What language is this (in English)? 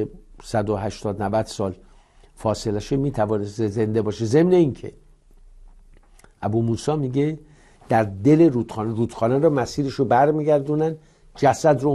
Persian